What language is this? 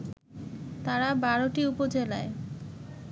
Bangla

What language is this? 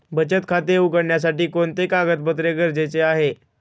Marathi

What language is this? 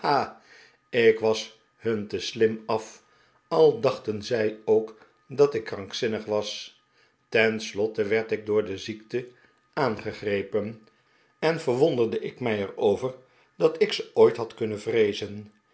Dutch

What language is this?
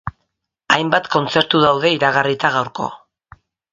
Basque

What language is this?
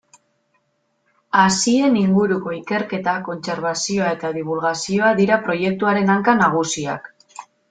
Basque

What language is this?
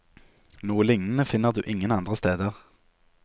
Norwegian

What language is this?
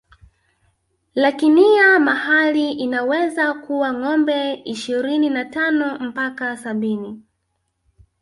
Swahili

